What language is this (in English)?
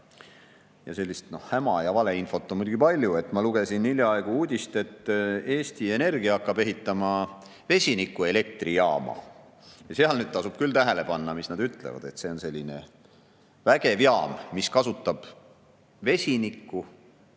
Estonian